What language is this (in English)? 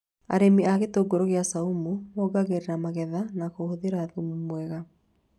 Kikuyu